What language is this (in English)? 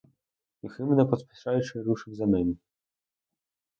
Ukrainian